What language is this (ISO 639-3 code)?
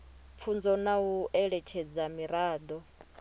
ven